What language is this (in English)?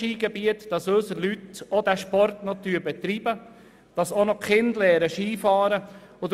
Swiss German